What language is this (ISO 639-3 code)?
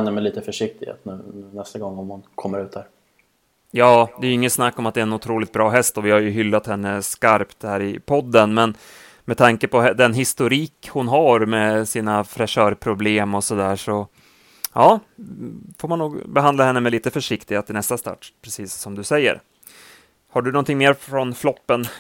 swe